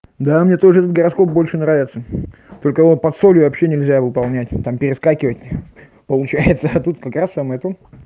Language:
Russian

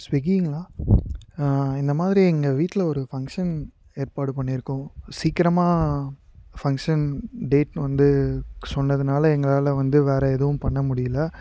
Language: Tamil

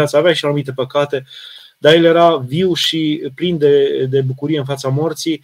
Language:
Romanian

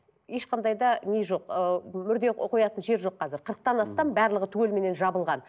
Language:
Kazakh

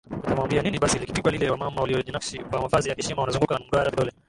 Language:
Swahili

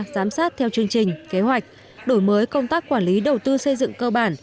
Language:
Vietnamese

